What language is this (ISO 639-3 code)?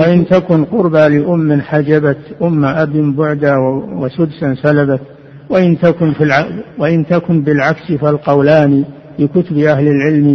ara